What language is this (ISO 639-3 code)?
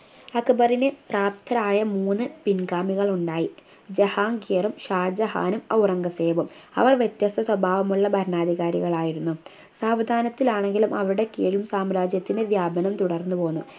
mal